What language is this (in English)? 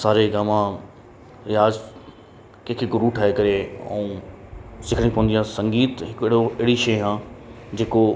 Sindhi